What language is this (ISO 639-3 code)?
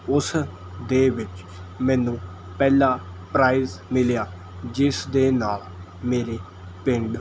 pan